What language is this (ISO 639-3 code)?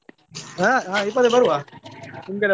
kan